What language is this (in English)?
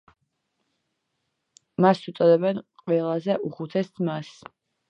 Georgian